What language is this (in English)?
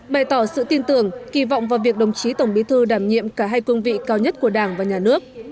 Vietnamese